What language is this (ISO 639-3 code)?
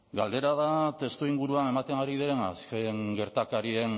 eus